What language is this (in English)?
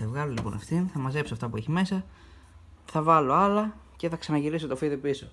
Greek